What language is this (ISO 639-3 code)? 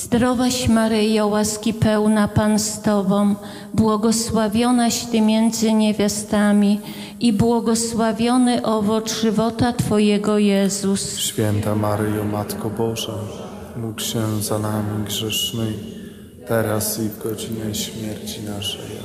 pol